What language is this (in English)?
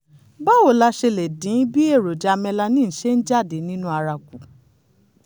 Yoruba